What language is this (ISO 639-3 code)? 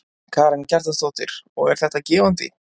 isl